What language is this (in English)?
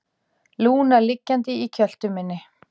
Icelandic